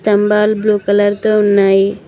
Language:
Telugu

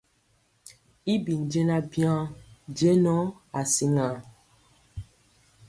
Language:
Mpiemo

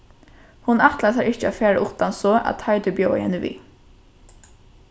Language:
Faroese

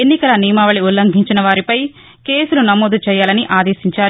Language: Telugu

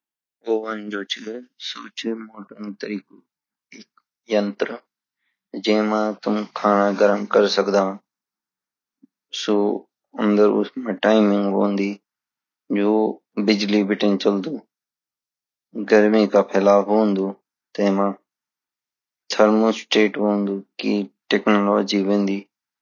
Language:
Garhwali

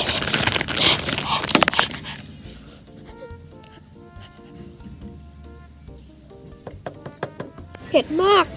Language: Thai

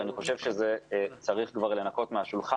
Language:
Hebrew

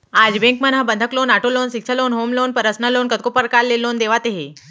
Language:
Chhattisgarhi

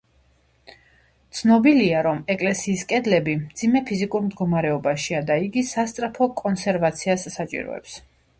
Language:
Georgian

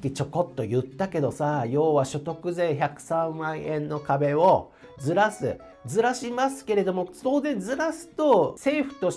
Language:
Japanese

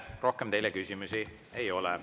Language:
Estonian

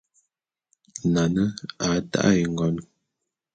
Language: Bulu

